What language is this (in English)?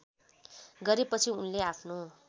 Nepali